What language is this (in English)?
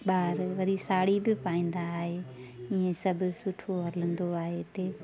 Sindhi